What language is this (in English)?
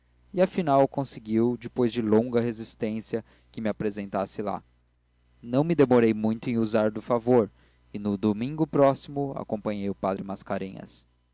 Portuguese